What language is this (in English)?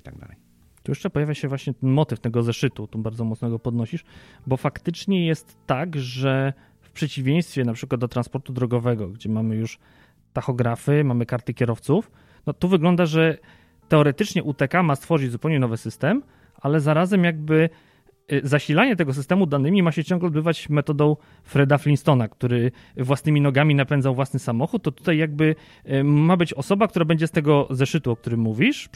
Polish